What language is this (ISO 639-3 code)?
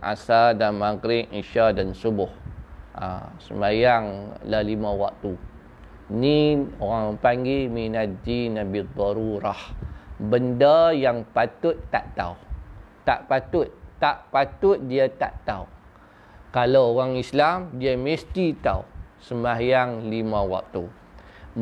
msa